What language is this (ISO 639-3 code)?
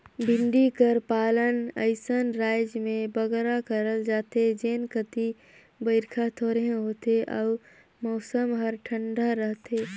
hne